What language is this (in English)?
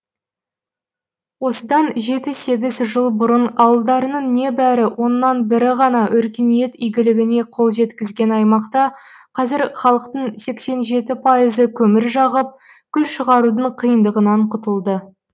Kazakh